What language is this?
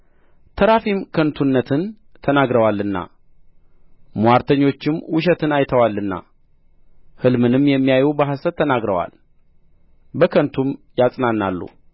Amharic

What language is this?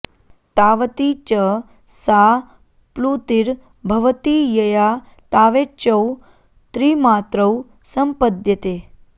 Sanskrit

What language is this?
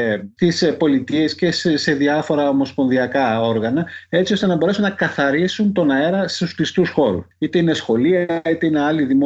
Greek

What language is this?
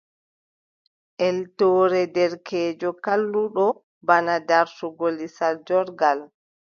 Adamawa Fulfulde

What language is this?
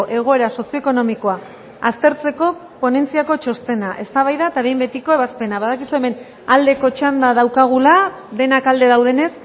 Basque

